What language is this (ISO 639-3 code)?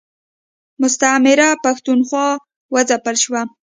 pus